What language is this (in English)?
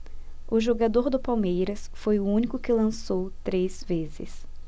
Portuguese